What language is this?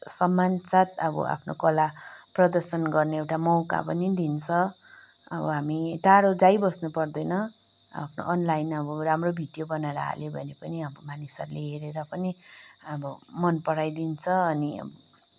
Nepali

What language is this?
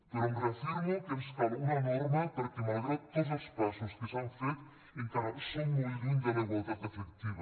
Catalan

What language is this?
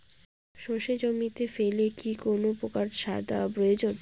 Bangla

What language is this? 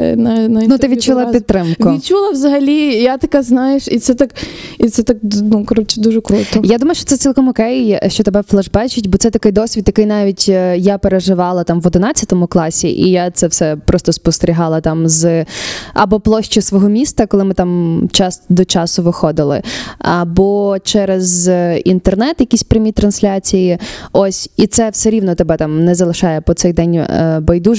Ukrainian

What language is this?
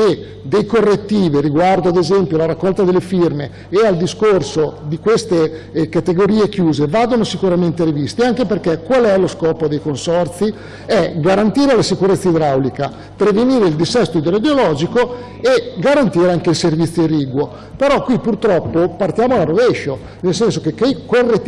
Italian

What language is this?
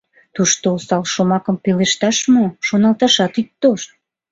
Mari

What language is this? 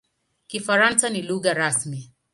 Swahili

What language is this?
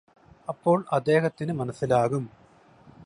Malayalam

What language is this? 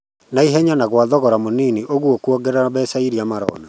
Kikuyu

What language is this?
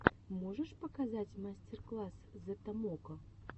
Russian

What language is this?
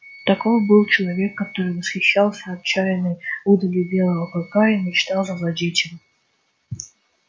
Russian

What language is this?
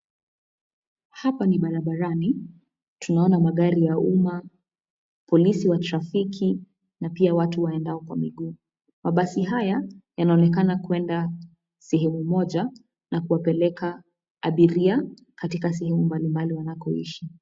Swahili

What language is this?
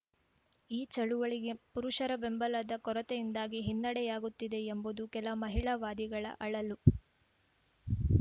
Kannada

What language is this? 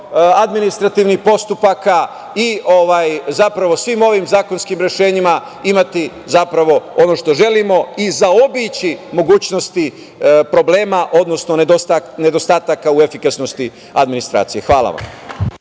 Serbian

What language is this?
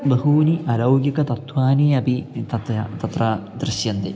Sanskrit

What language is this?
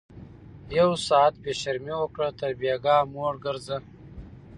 Pashto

